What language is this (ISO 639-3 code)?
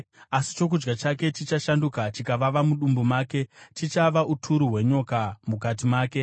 sna